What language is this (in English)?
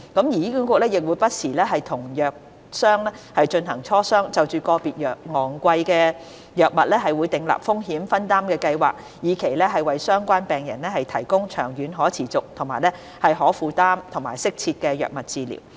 Cantonese